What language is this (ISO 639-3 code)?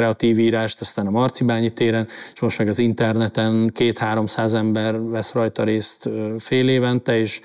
hun